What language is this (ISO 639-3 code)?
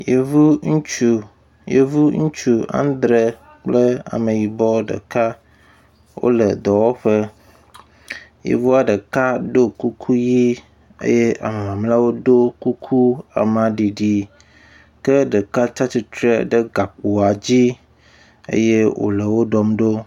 ewe